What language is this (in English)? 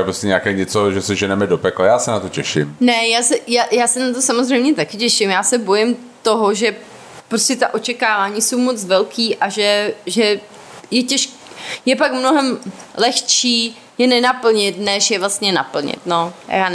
Czech